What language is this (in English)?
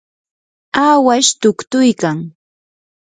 Yanahuanca Pasco Quechua